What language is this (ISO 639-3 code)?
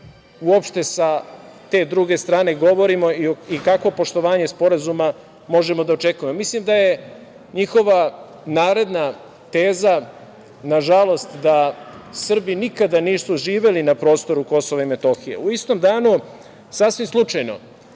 srp